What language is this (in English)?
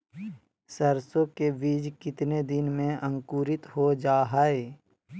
Magahi